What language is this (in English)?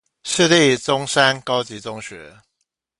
Chinese